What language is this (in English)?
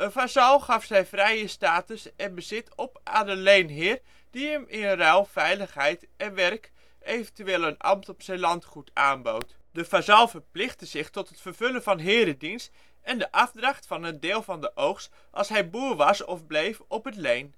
Dutch